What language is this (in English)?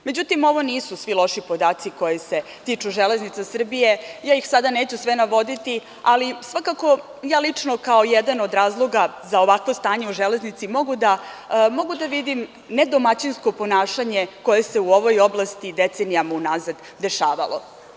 Serbian